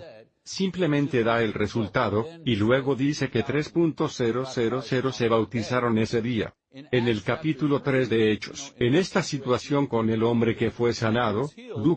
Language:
Spanish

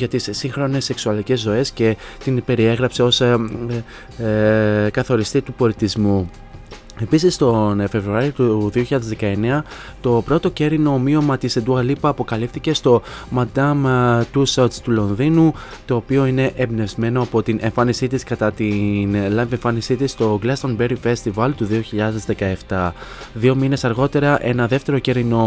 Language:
Greek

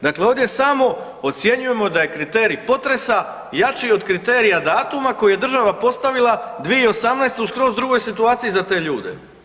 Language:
Croatian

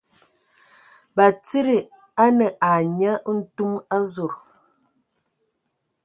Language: Ewondo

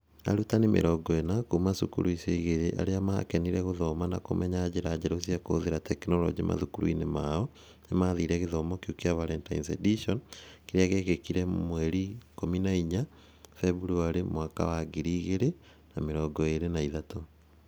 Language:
Kikuyu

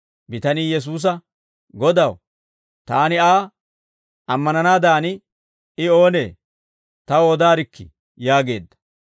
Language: Dawro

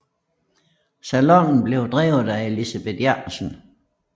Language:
Danish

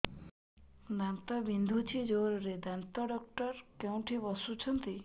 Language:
Odia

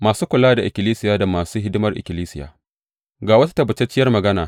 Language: Hausa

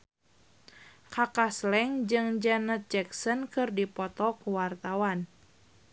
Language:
Sundanese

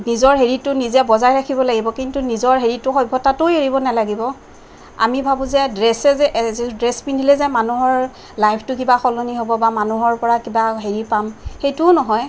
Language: Assamese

